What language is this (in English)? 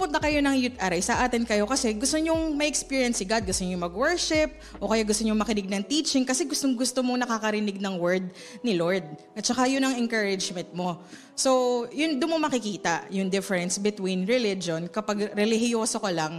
Filipino